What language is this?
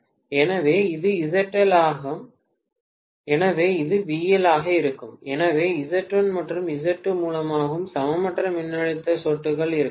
Tamil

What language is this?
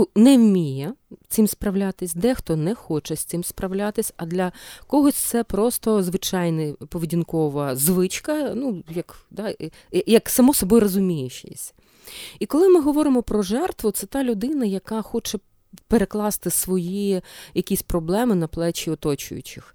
Ukrainian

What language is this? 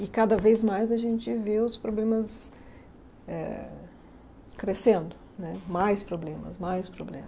Portuguese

